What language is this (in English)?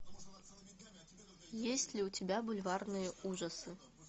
Russian